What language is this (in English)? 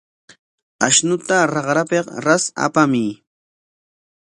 Corongo Ancash Quechua